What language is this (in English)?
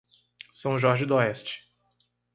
Portuguese